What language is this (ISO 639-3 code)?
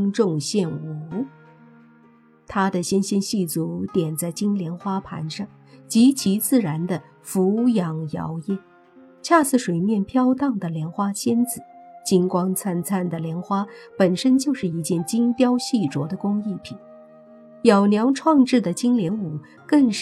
zho